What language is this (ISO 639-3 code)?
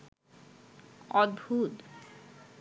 ben